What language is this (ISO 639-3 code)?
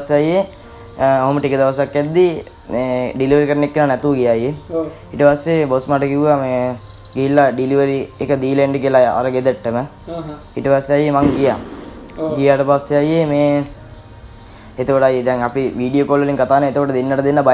ind